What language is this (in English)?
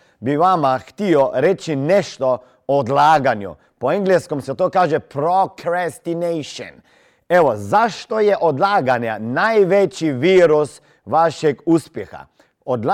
Croatian